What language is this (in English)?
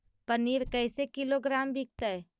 Magahi